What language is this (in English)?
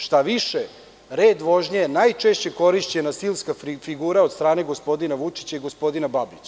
Serbian